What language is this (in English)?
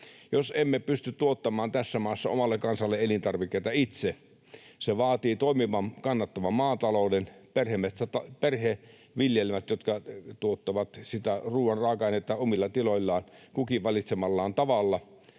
Finnish